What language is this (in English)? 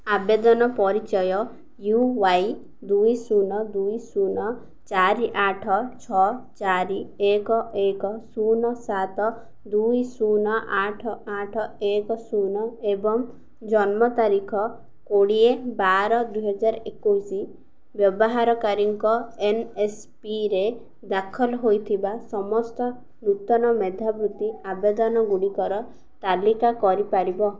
Odia